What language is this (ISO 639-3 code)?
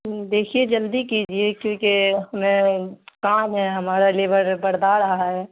urd